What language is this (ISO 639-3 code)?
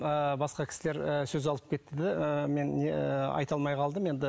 kaz